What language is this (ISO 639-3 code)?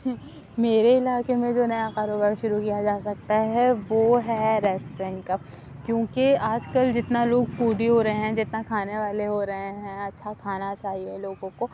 urd